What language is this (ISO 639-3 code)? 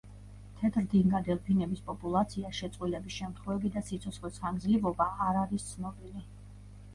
kat